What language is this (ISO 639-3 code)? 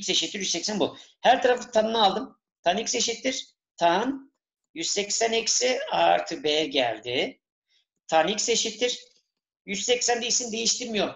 tur